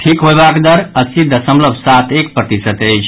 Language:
Maithili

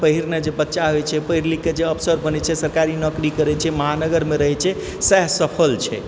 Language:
Maithili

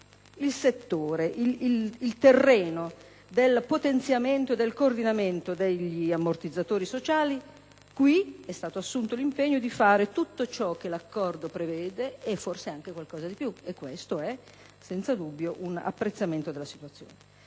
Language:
Italian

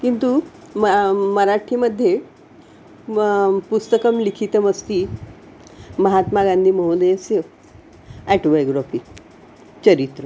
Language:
Sanskrit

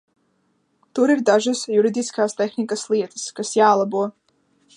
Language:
Latvian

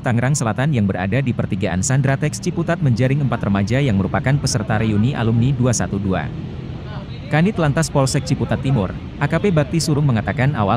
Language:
Indonesian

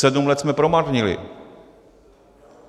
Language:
Czech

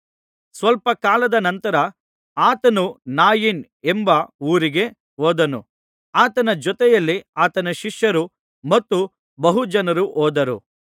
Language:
Kannada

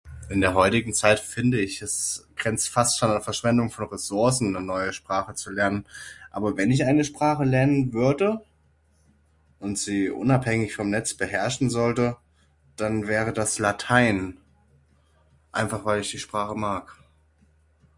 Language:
German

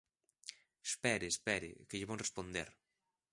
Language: Galician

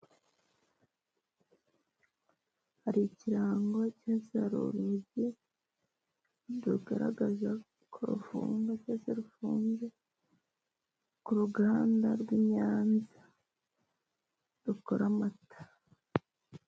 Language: Kinyarwanda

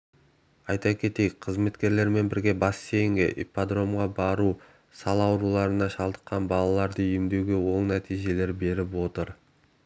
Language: Kazakh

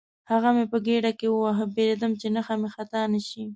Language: Pashto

